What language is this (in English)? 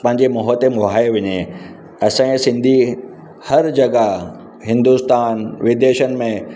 Sindhi